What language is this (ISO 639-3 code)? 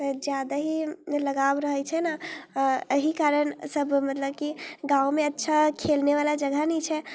mai